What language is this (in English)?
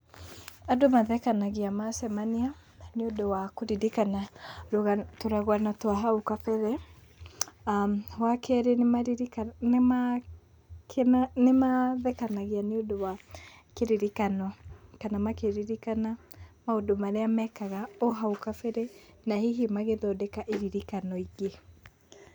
Kikuyu